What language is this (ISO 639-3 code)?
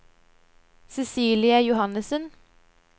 nor